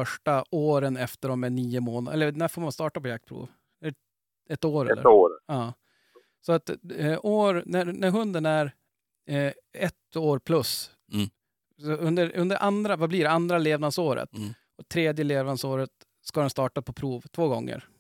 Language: Swedish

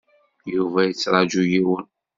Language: Kabyle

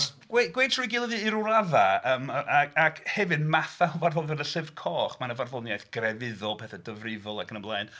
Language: Welsh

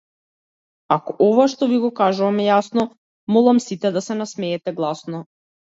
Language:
Macedonian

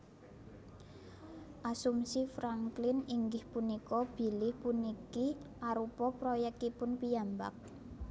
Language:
Javanese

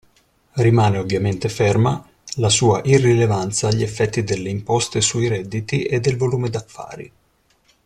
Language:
Italian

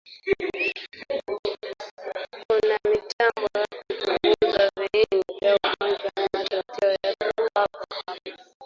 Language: Swahili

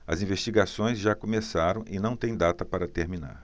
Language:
Portuguese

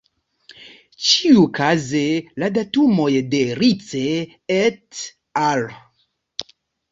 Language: Esperanto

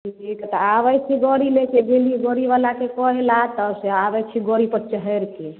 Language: Maithili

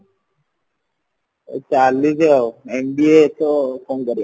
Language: Odia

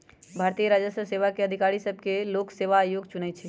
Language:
Magahi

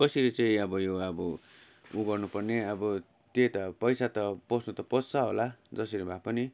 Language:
Nepali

